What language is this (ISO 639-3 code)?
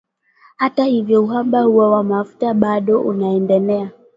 swa